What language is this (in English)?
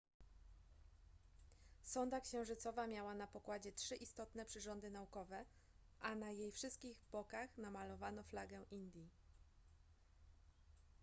Polish